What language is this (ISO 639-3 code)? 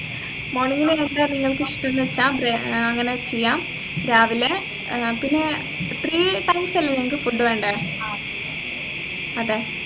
mal